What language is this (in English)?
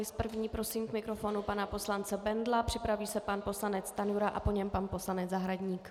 Czech